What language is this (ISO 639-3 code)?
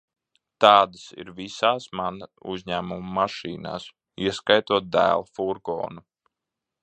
lav